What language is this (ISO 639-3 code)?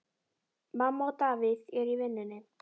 isl